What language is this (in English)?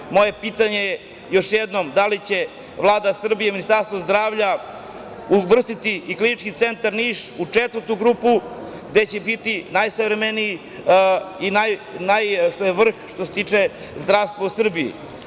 Serbian